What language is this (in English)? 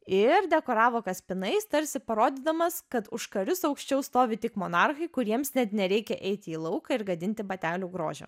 Lithuanian